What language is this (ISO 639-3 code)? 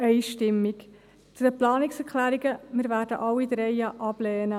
gsw